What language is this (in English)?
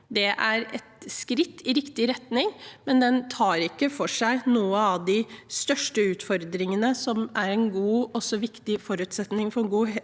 Norwegian